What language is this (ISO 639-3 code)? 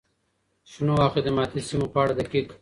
pus